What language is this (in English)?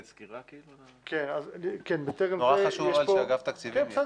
Hebrew